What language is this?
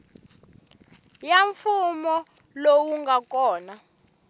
Tsonga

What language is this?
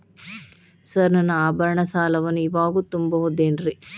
Kannada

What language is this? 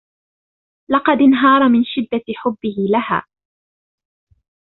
Arabic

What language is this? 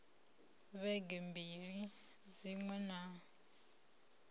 Venda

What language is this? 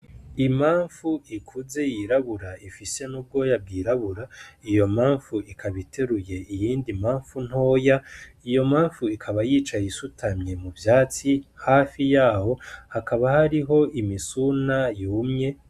Rundi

